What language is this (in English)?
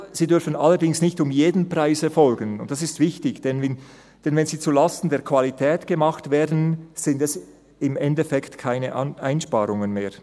Swiss German